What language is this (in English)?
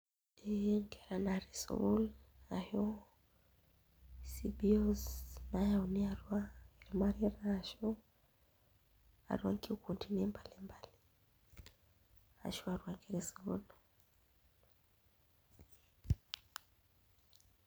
Masai